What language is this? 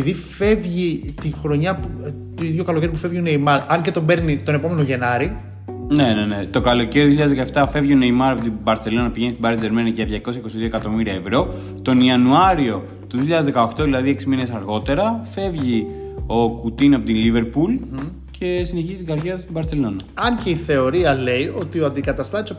Greek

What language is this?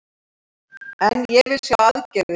Icelandic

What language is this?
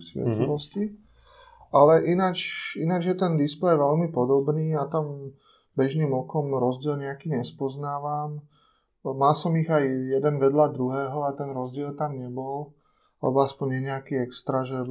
Slovak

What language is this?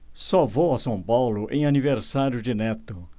Portuguese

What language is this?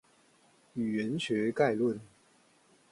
Chinese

